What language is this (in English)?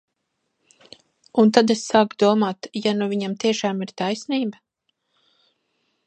Latvian